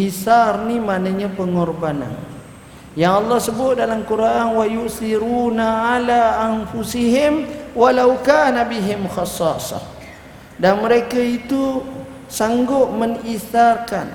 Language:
Malay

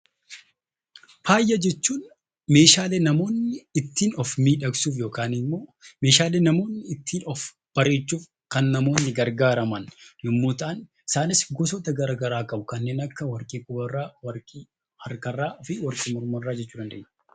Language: Oromo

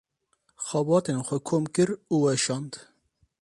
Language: Kurdish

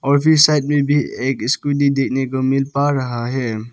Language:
Hindi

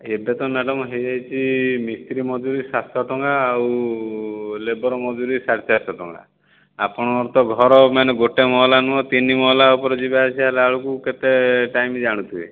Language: Odia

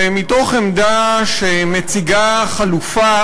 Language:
Hebrew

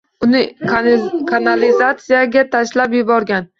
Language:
Uzbek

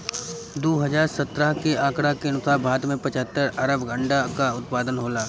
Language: Bhojpuri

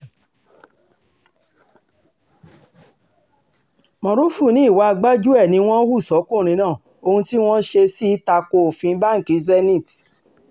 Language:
Yoruba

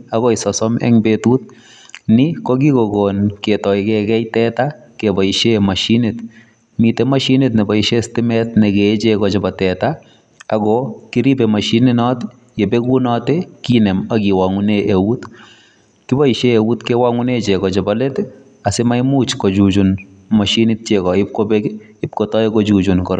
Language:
Kalenjin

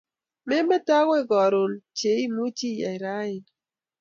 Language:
Kalenjin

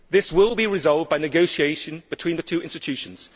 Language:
English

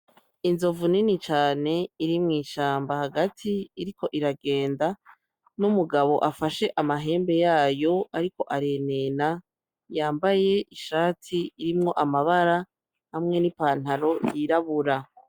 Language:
Rundi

